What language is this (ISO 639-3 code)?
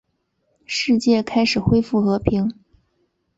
zho